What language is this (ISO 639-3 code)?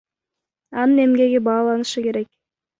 kir